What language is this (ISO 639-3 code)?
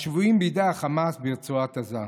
heb